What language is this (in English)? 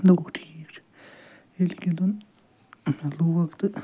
Kashmiri